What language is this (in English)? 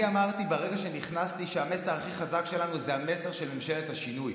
Hebrew